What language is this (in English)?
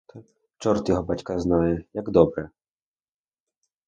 Ukrainian